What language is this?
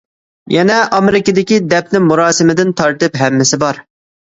Uyghur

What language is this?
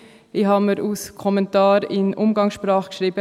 Swiss German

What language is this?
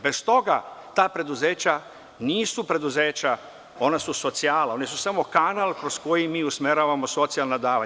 Serbian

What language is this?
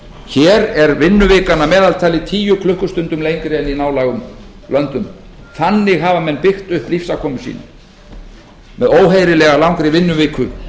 Icelandic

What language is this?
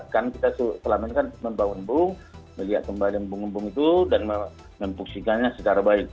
Indonesian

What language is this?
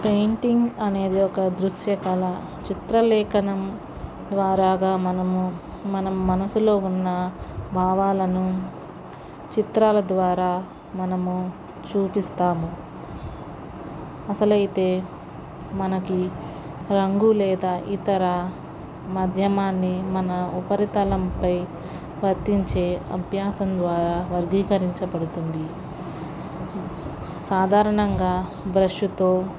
Telugu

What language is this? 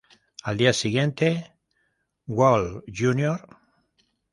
Spanish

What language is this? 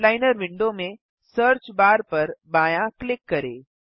Hindi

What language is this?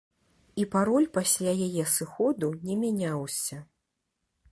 Belarusian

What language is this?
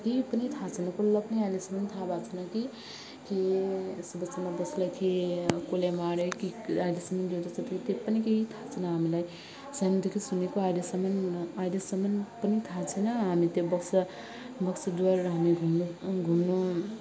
Nepali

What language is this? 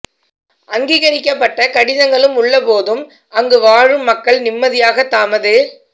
Tamil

